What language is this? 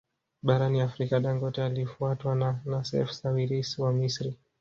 Swahili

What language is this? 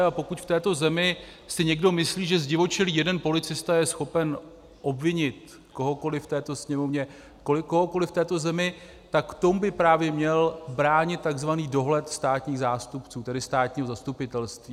Czech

